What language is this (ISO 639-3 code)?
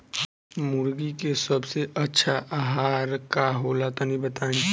bho